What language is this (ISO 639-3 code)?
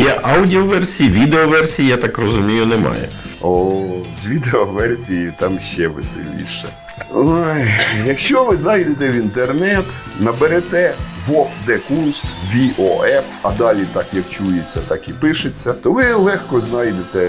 ukr